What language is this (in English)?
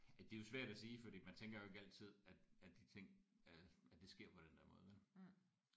Danish